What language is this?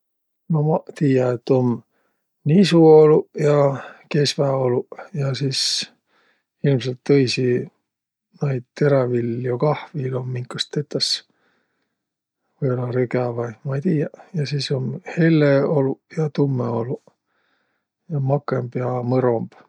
Võro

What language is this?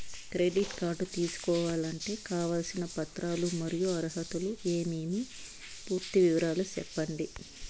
Telugu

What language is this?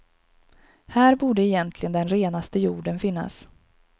Swedish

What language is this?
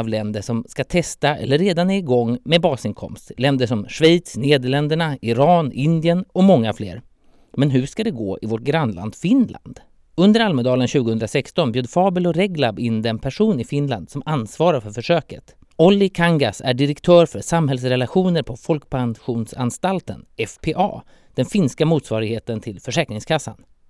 Swedish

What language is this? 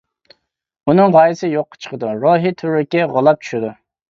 Uyghur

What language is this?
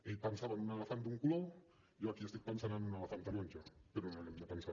Catalan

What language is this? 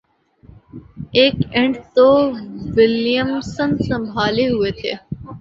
Urdu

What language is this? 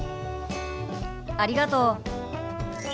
Japanese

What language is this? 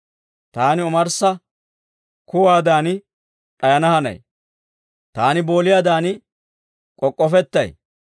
Dawro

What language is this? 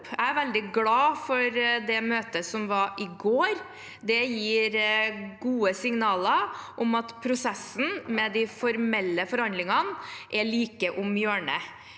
Norwegian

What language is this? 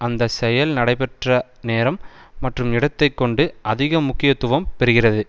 Tamil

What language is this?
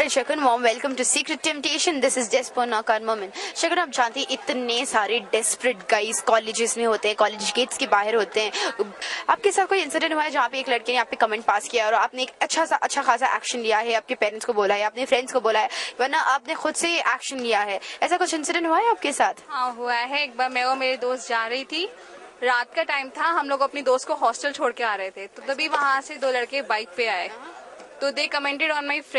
Hindi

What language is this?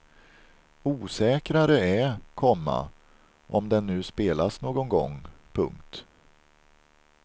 Swedish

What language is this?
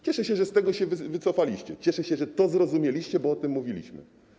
Polish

